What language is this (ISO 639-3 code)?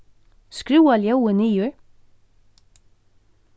fao